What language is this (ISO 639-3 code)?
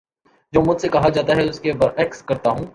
urd